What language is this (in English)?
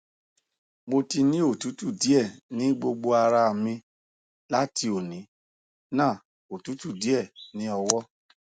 Yoruba